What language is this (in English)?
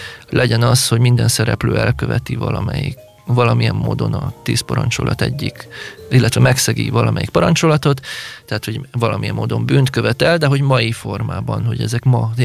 Hungarian